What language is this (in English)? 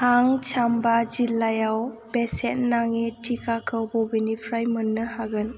Bodo